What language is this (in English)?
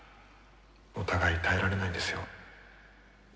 Japanese